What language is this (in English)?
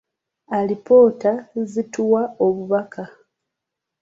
Ganda